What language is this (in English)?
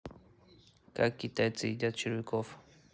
Russian